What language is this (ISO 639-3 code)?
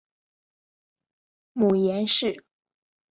zho